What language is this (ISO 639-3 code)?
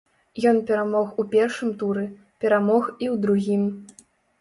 bel